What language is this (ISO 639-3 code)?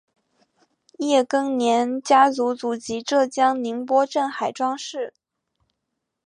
zho